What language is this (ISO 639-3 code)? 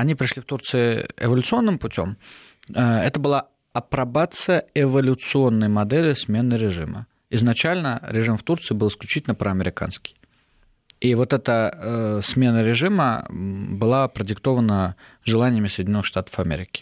rus